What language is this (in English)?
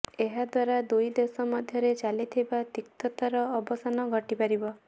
Odia